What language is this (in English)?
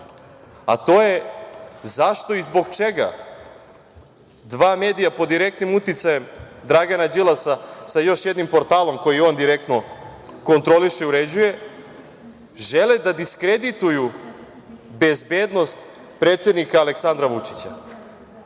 Serbian